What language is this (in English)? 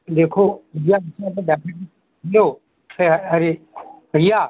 Hindi